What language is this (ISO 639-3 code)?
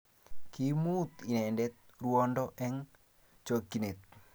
kln